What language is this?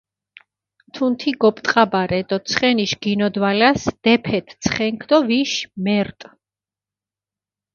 Mingrelian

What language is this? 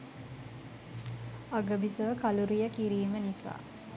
Sinhala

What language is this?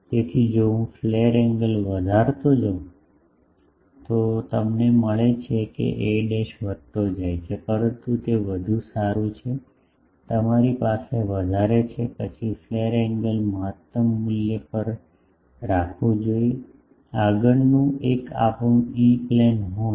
Gujarati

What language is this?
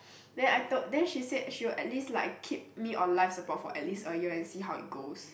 English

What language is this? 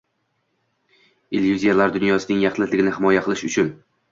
Uzbek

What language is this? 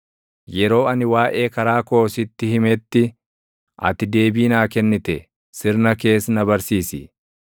Oromo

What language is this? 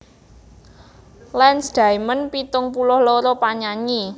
Javanese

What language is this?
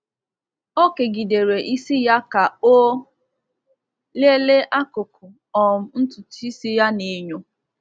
Igbo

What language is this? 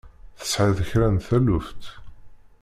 Kabyle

